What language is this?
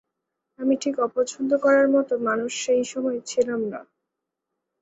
Bangla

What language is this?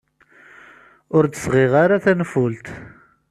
Kabyle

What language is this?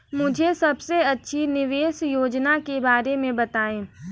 Hindi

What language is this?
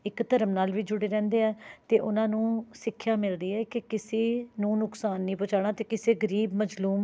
Punjabi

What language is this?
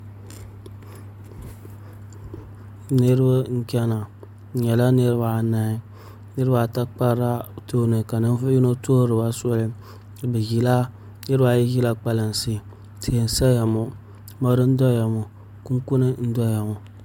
Dagbani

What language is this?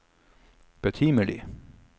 Norwegian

